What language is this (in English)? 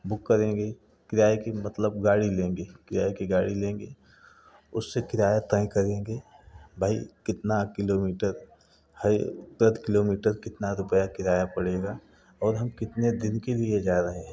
Hindi